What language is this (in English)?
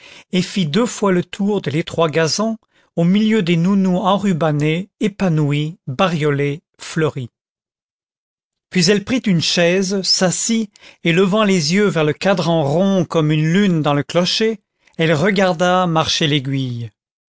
French